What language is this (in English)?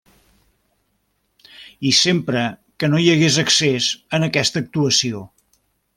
Catalan